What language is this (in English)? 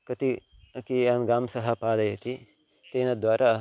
Sanskrit